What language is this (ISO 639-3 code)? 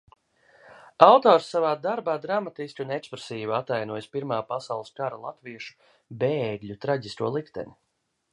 lav